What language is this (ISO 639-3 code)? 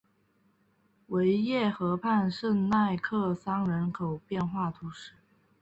zho